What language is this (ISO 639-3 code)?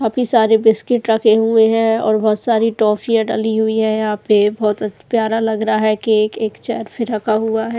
hin